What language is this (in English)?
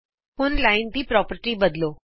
Punjabi